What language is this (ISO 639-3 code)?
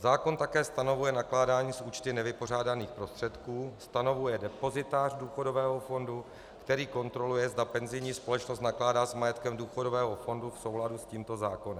ces